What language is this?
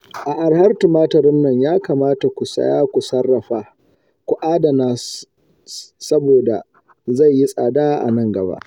Hausa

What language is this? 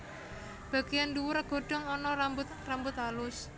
Javanese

